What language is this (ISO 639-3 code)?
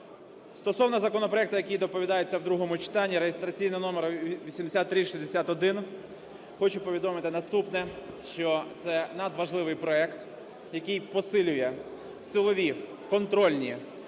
ukr